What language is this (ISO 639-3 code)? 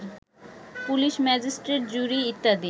ben